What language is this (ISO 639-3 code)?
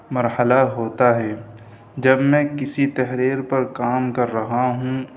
urd